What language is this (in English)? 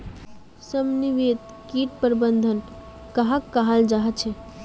Magahi